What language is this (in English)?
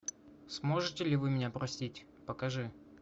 Russian